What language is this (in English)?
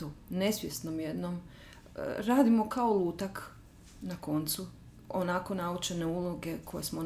Croatian